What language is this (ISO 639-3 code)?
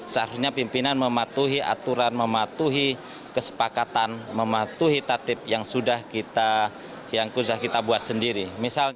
ind